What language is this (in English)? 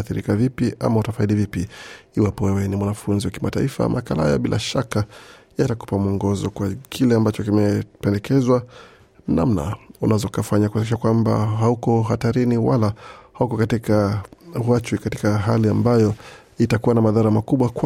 Swahili